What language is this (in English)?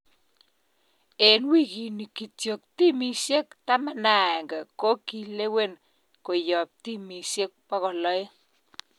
Kalenjin